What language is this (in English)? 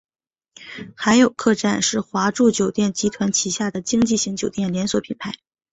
Chinese